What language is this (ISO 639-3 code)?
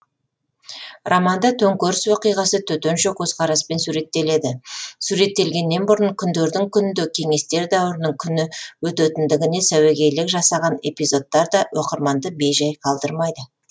kaz